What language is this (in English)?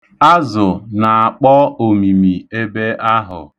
Igbo